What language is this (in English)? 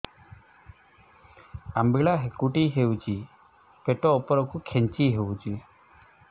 Odia